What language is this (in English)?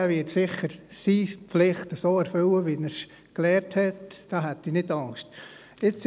Swiss German